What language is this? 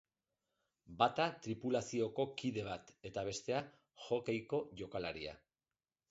Basque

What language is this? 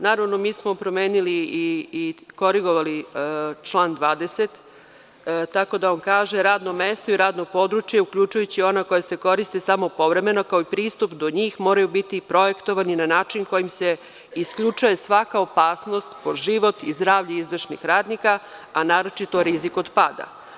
Serbian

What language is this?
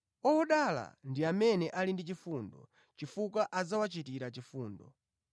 Nyanja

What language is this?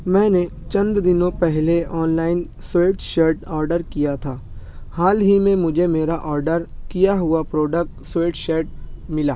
Urdu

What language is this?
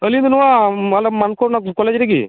Santali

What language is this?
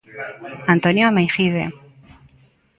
Galician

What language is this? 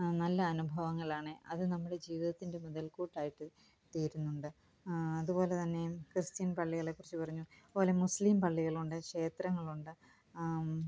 Malayalam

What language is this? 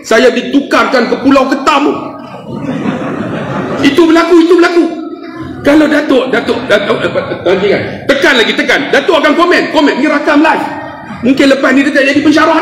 Malay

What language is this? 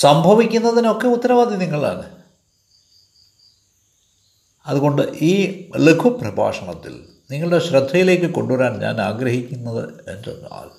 Malayalam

